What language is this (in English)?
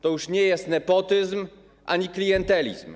Polish